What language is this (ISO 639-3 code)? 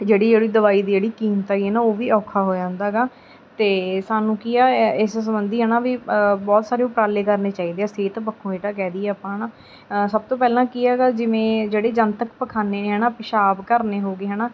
pan